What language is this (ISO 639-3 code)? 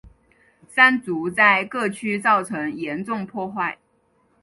zho